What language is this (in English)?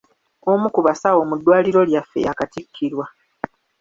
Ganda